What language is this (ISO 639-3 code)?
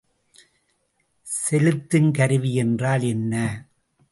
tam